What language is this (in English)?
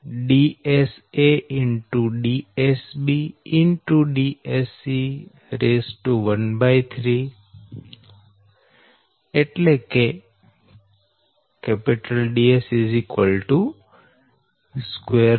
Gujarati